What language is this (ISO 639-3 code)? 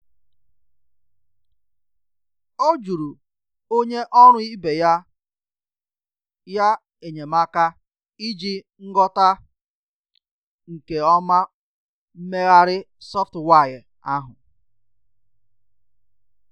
ibo